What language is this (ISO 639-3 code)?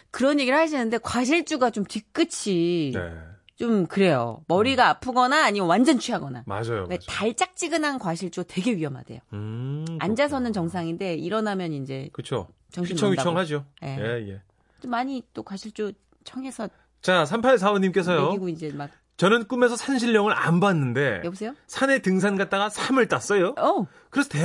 kor